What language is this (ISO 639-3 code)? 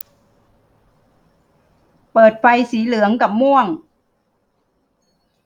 tha